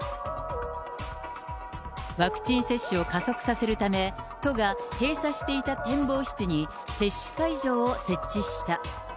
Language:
Japanese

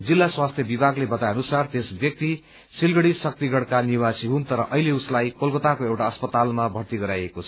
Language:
Nepali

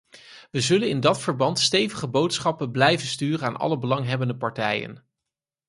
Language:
Dutch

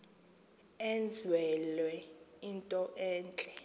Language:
Xhosa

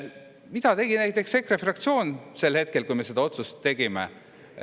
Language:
Estonian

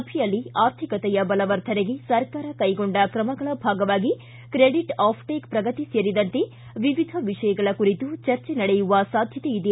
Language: Kannada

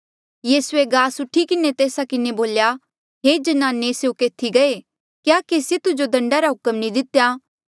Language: Mandeali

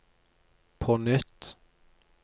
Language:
Norwegian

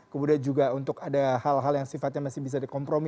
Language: Indonesian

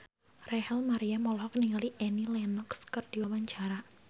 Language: Sundanese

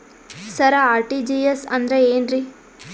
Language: Kannada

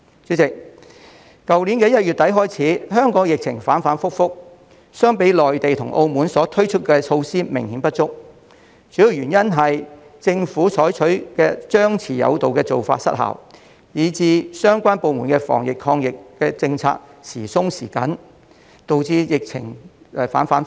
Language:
Cantonese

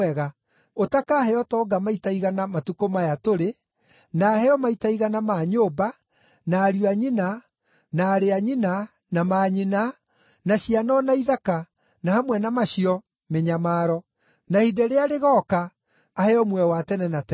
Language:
Kikuyu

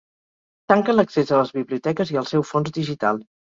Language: Catalan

